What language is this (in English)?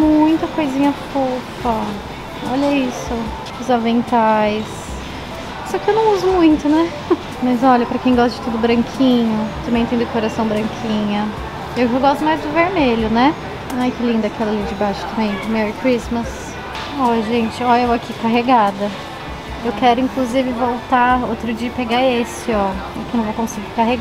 Portuguese